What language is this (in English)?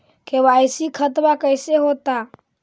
Magahi